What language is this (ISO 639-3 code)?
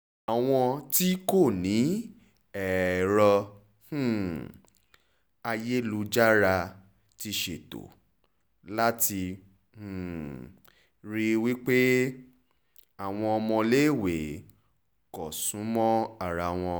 yor